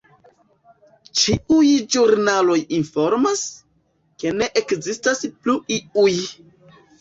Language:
Esperanto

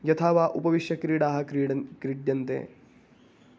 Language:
Sanskrit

